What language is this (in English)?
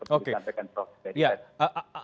Indonesian